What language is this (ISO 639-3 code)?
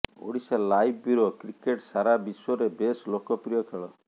ori